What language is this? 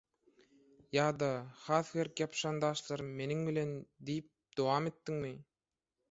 Turkmen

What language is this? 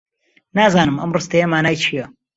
Central Kurdish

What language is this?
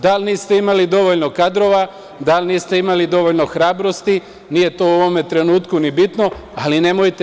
Serbian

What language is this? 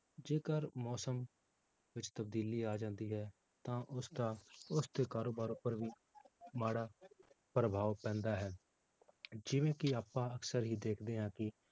Punjabi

